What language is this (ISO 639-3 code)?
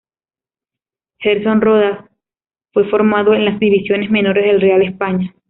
spa